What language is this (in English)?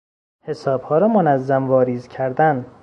Persian